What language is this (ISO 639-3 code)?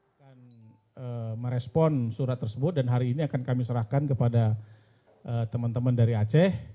ind